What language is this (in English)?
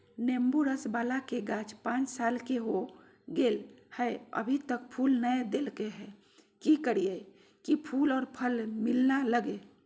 Magahi